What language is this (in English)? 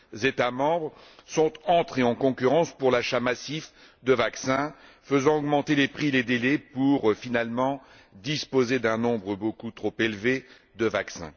French